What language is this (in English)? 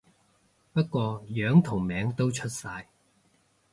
Cantonese